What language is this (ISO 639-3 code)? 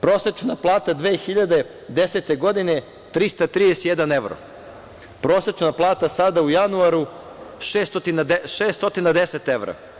srp